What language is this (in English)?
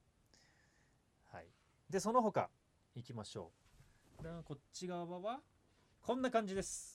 Japanese